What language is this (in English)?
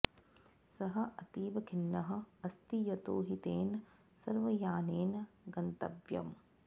Sanskrit